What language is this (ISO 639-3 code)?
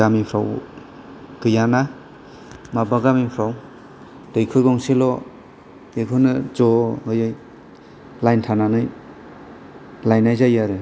brx